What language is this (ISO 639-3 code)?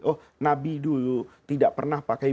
ind